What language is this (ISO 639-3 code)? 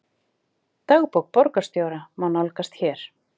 isl